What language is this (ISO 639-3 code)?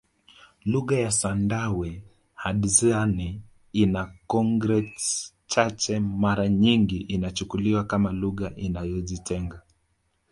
swa